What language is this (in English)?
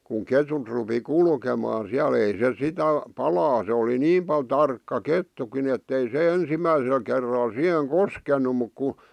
Finnish